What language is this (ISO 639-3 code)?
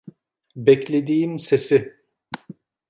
tur